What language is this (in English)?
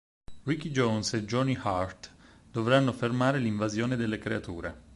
Italian